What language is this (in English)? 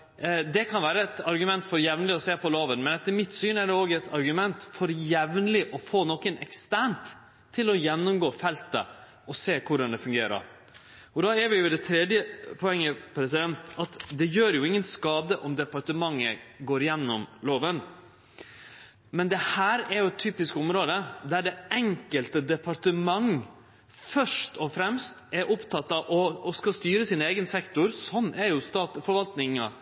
Norwegian Nynorsk